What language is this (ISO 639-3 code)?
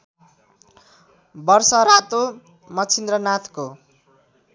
nep